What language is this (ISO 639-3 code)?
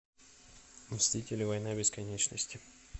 rus